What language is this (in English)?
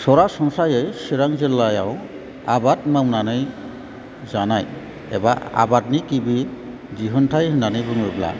Bodo